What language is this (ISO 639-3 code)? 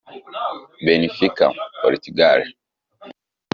kin